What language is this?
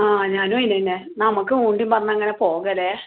Malayalam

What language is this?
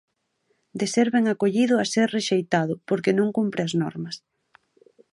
Galician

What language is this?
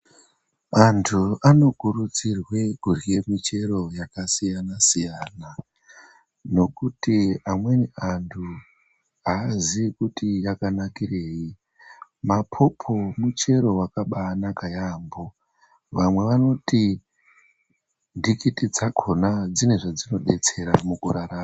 Ndau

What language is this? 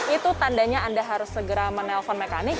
Indonesian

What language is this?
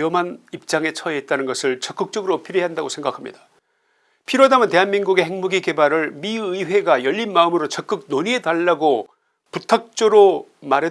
Korean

